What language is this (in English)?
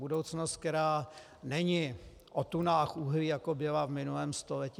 Czech